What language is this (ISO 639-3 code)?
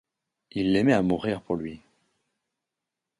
fra